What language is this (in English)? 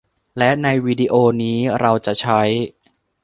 Thai